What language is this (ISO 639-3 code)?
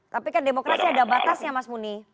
ind